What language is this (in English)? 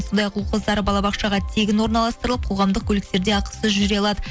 Kazakh